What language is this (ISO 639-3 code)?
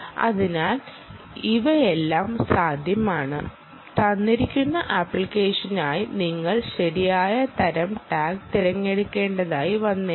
mal